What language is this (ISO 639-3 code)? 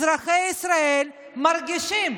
heb